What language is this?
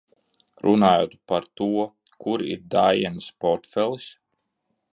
Latvian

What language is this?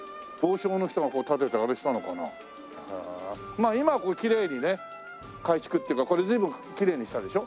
Japanese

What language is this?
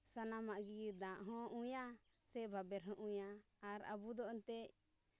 Santali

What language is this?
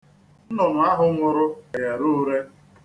Igbo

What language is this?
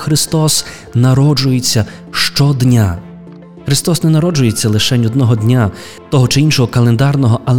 Ukrainian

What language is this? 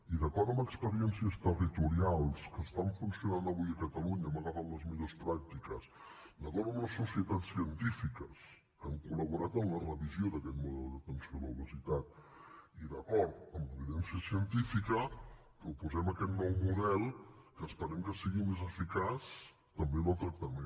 Catalan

